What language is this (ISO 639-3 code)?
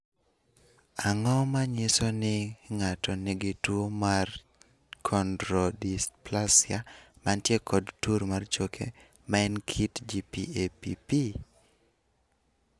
luo